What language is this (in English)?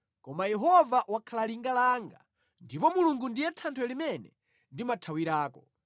Nyanja